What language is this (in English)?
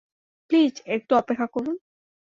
Bangla